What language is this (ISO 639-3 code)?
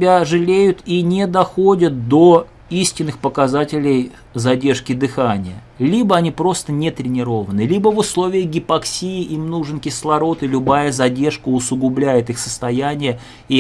rus